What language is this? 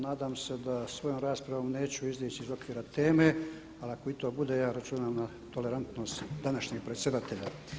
Croatian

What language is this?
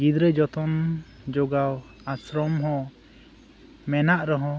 Santali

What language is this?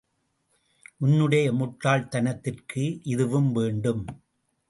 Tamil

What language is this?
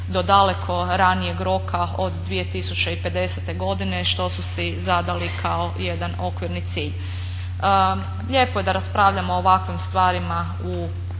Croatian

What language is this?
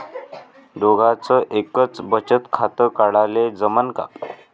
Marathi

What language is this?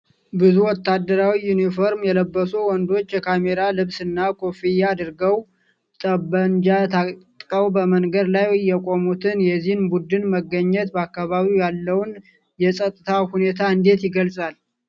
Amharic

